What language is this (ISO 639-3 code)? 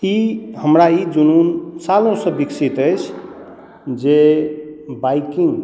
mai